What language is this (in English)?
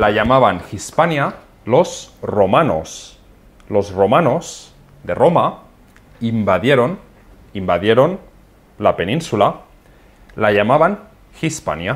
Spanish